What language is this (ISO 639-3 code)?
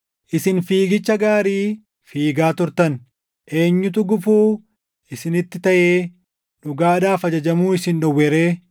orm